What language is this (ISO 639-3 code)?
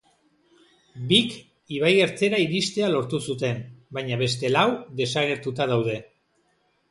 eus